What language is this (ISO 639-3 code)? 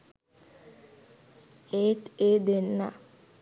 sin